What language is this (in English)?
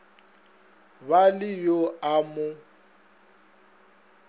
Northern Sotho